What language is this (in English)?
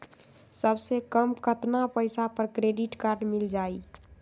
Magahi